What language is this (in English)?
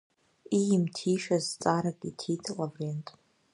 Abkhazian